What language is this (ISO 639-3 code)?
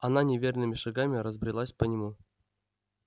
rus